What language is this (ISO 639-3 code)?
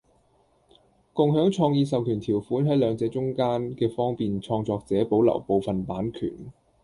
yue